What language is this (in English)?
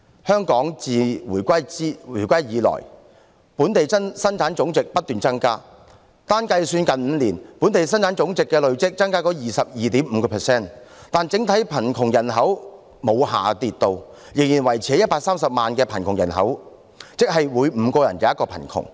Cantonese